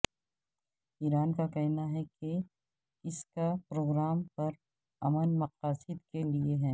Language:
Urdu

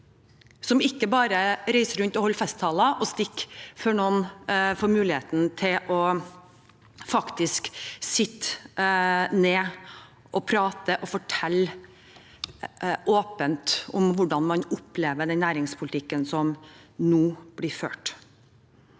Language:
Norwegian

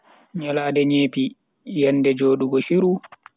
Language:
Bagirmi Fulfulde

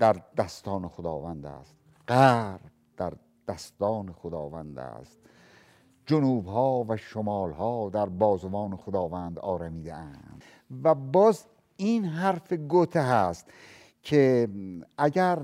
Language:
Persian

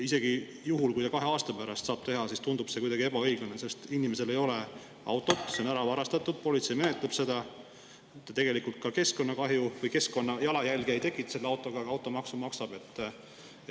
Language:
Estonian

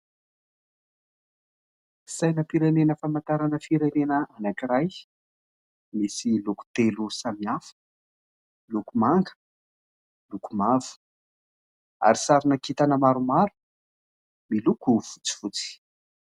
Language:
Malagasy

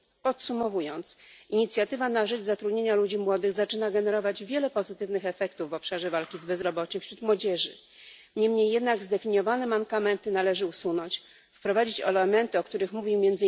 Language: Polish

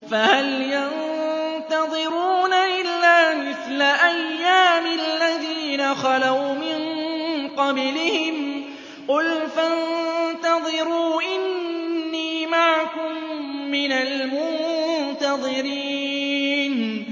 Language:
Arabic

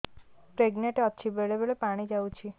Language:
Odia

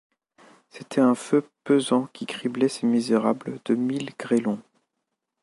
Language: French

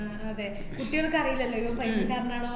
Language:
Malayalam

